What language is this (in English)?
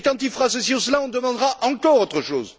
French